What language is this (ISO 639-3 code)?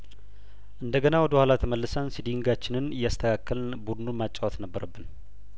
amh